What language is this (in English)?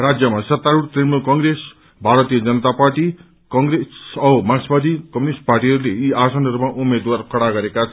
Nepali